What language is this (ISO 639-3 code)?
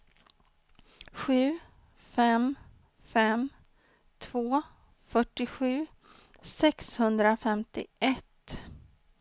swe